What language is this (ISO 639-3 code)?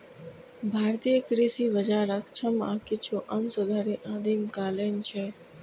mai